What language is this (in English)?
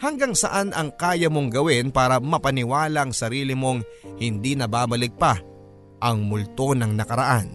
Filipino